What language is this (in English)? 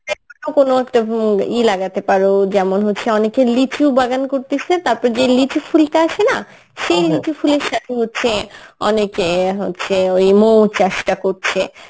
Bangla